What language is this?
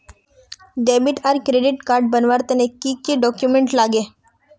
Magahi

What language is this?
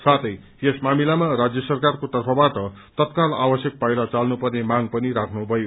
Nepali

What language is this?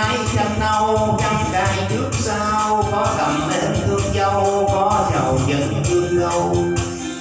Vietnamese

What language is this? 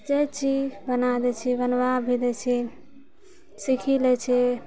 Maithili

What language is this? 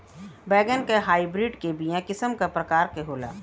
Bhojpuri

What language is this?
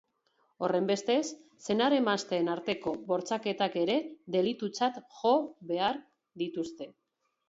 Basque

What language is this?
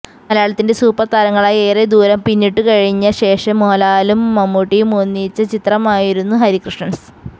Malayalam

